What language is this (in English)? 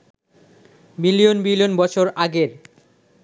Bangla